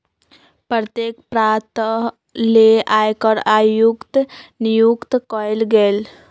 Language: Magahi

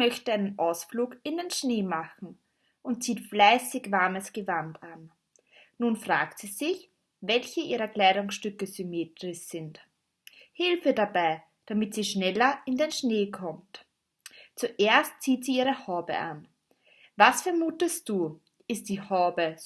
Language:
German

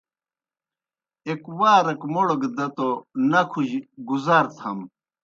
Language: Kohistani Shina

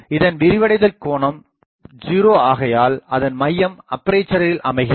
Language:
Tamil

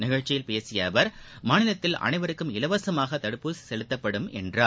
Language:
Tamil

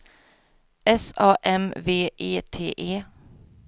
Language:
Swedish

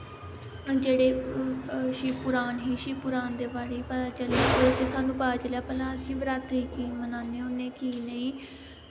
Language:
Dogri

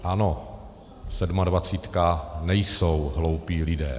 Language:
Czech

